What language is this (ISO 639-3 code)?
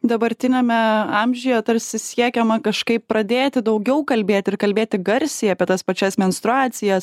lit